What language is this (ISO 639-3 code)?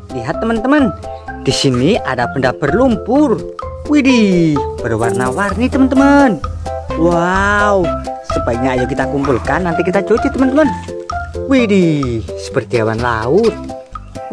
ind